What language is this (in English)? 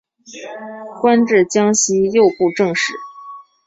Chinese